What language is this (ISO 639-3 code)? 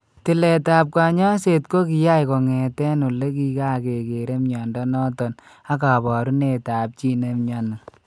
kln